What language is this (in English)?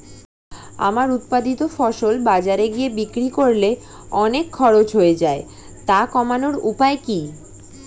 Bangla